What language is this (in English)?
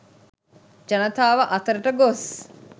Sinhala